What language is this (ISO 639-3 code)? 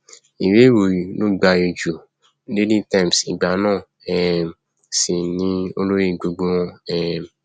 yor